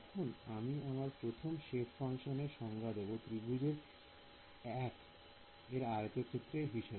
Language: Bangla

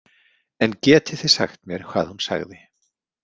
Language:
Icelandic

